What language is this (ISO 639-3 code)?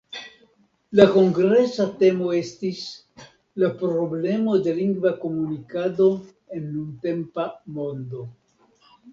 epo